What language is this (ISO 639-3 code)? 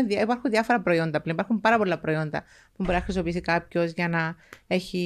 ell